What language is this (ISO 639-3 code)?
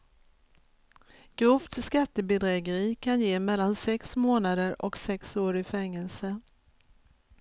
swe